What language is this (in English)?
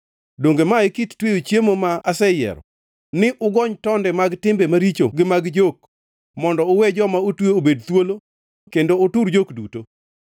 Luo (Kenya and Tanzania)